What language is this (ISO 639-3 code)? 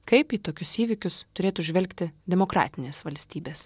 lit